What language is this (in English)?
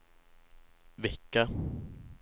Swedish